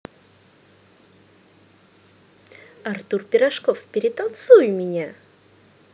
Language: Russian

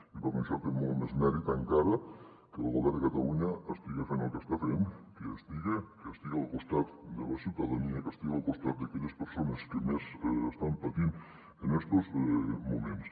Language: Catalan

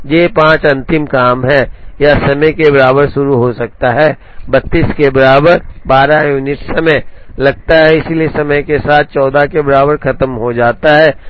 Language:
Hindi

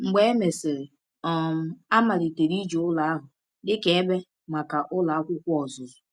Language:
Igbo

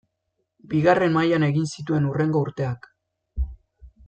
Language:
Basque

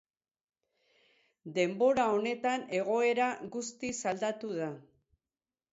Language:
Basque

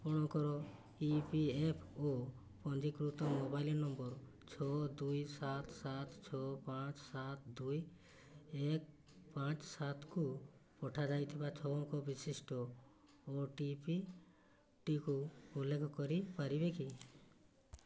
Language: Odia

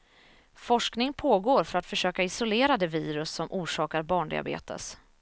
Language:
Swedish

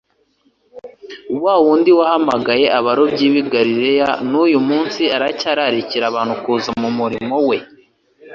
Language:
Kinyarwanda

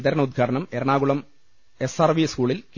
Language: Malayalam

